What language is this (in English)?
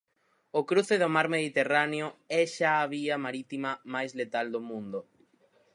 Galician